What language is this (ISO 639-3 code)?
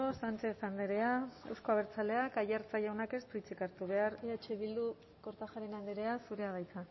eus